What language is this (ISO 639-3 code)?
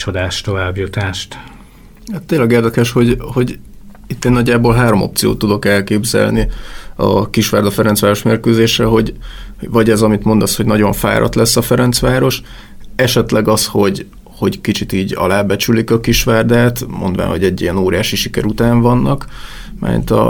hun